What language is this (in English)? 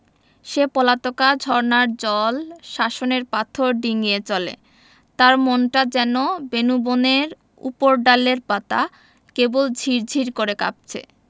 Bangla